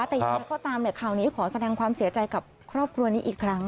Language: Thai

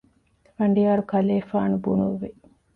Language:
Divehi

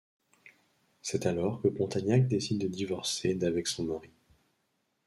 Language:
French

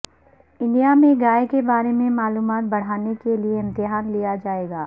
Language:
Urdu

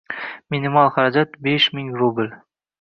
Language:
Uzbek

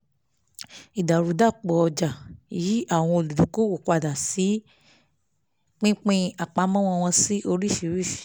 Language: Yoruba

